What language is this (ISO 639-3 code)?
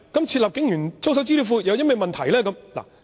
yue